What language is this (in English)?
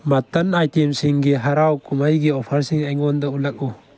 Manipuri